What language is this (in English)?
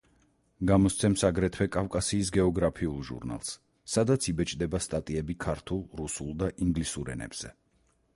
Georgian